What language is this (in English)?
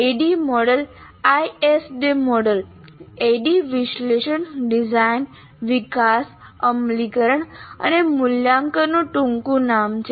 Gujarati